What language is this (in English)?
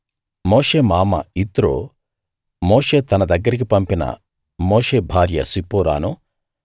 Telugu